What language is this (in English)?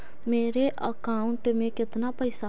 Magahi